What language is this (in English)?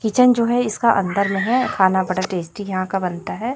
Hindi